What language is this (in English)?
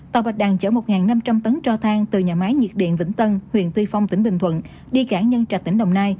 Vietnamese